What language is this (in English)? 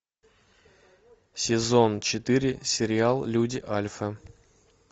Russian